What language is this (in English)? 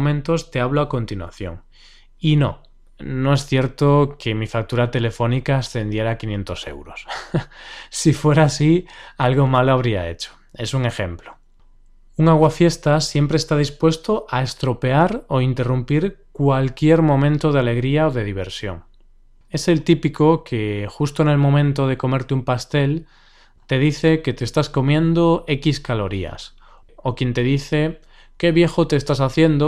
Spanish